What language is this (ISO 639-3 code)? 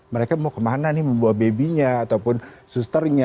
ind